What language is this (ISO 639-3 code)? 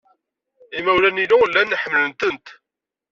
kab